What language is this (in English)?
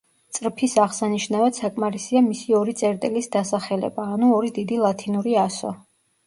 Georgian